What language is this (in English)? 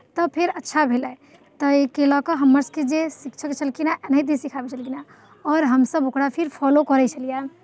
Maithili